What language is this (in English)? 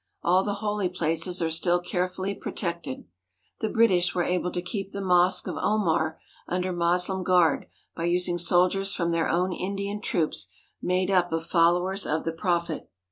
English